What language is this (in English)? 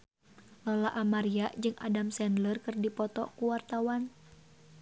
Sundanese